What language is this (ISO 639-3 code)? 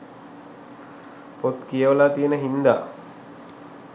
sin